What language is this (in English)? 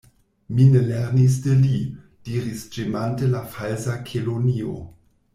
Esperanto